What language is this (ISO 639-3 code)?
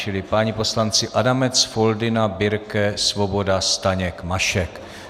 ces